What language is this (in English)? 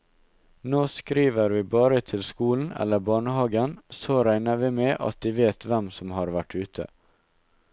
Norwegian